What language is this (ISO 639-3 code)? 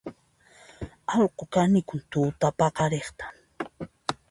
qxp